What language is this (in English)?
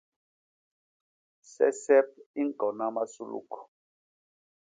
Basaa